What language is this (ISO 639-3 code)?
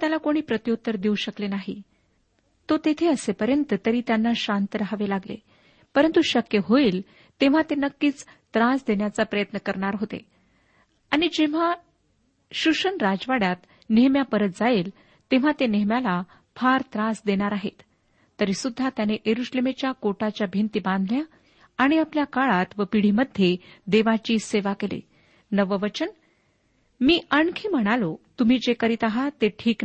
mar